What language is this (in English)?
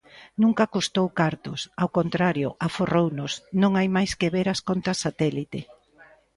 Galician